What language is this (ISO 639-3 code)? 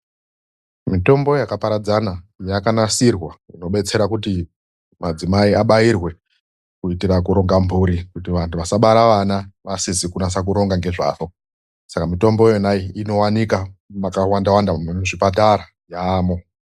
ndc